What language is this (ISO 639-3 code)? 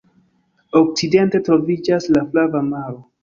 epo